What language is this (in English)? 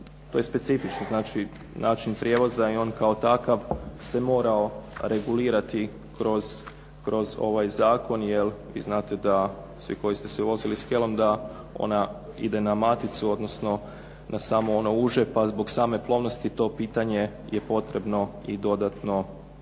Croatian